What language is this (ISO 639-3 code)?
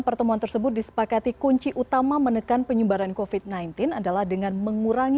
ind